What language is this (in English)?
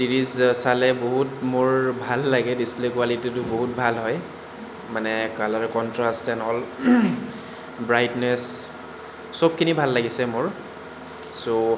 Assamese